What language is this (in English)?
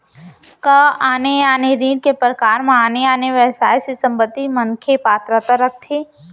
Chhattisgarhi